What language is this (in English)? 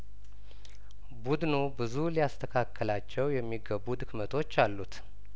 Amharic